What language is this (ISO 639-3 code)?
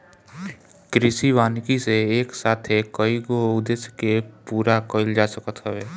bho